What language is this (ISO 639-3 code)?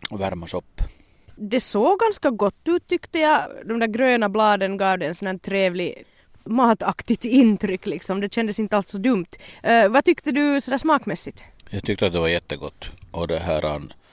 swe